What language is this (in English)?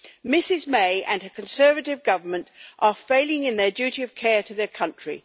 English